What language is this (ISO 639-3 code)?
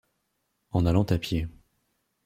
fra